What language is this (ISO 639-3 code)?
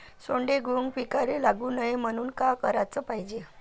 mar